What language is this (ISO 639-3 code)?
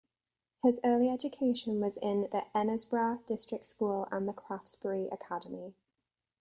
eng